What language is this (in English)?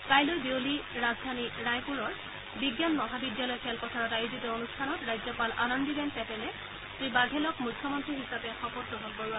Assamese